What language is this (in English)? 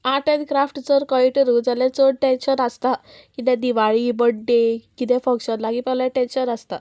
Konkani